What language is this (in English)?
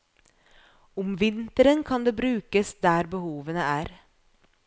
Norwegian